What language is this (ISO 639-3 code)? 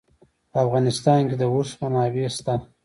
pus